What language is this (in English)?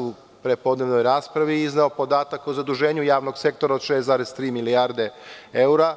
Serbian